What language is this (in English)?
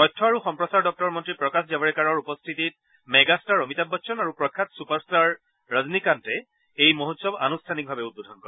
Assamese